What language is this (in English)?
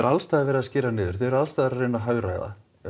Icelandic